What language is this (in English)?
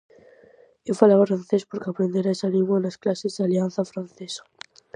Galician